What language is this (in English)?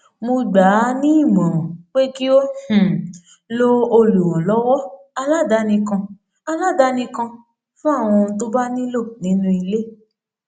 Yoruba